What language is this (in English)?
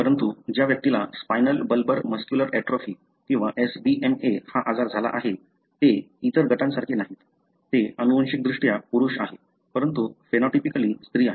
Marathi